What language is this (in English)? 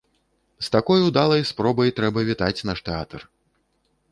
Belarusian